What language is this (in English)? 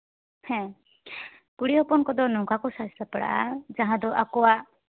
Santali